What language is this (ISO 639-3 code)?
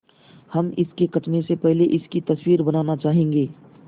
hin